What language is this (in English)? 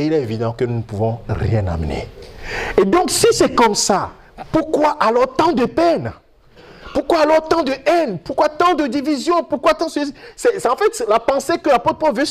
French